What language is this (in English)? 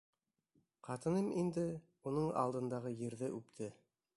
Bashkir